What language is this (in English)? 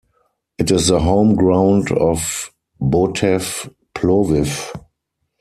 English